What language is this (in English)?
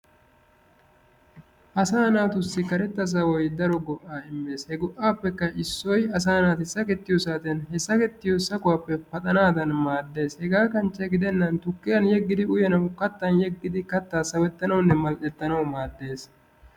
Wolaytta